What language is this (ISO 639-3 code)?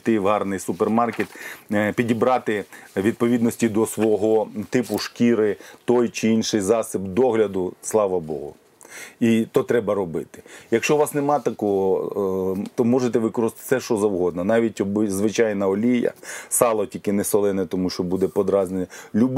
ukr